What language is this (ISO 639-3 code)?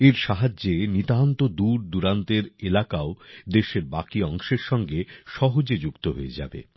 ben